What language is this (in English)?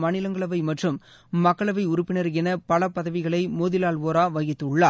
Tamil